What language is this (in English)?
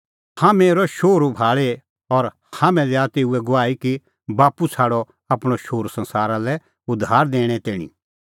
Kullu Pahari